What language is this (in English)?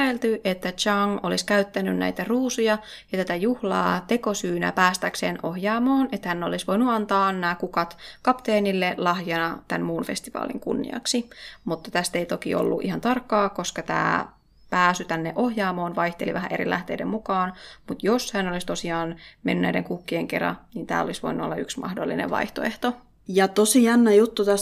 Finnish